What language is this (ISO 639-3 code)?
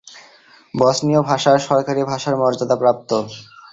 ben